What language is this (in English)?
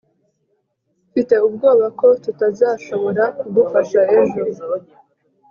Kinyarwanda